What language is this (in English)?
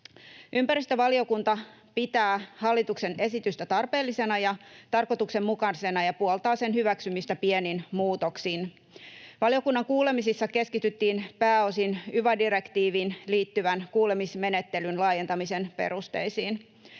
Finnish